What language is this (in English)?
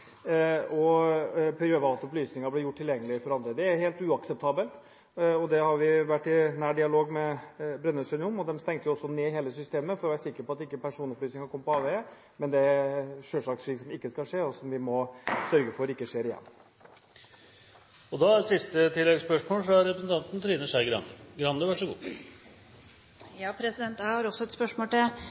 Norwegian